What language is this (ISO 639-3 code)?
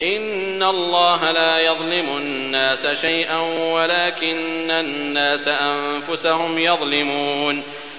ara